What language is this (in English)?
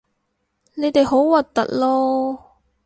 Cantonese